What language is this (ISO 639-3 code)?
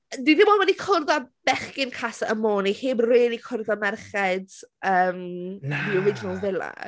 cym